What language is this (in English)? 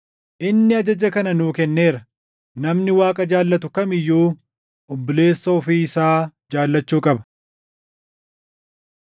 Oromo